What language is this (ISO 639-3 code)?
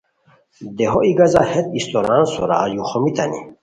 khw